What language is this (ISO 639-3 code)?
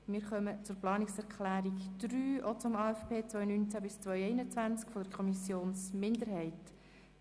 gsw